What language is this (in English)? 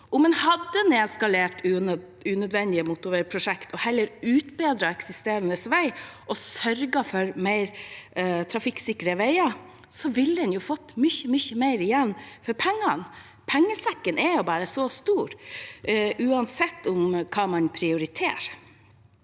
Norwegian